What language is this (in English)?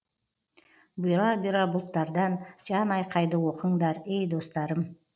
Kazakh